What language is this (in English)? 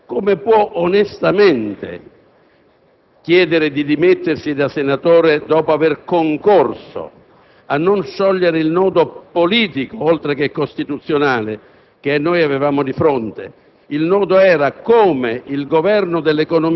Italian